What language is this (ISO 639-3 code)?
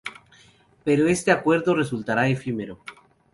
spa